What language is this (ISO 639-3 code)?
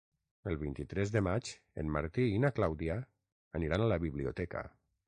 cat